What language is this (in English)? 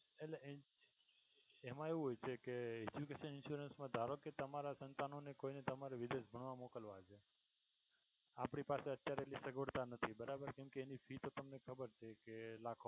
Gujarati